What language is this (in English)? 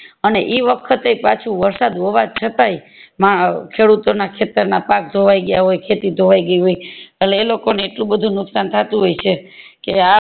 Gujarati